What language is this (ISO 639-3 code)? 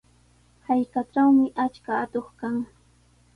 qws